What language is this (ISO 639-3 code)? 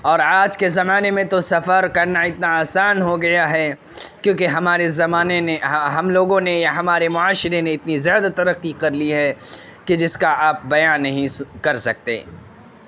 urd